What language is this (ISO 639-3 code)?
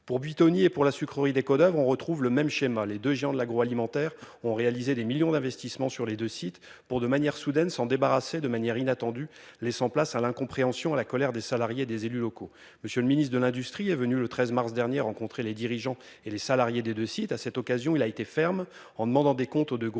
fra